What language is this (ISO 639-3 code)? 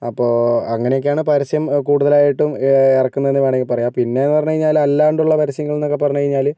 mal